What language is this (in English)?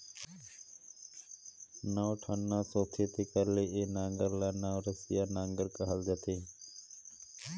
Chhattisgarhi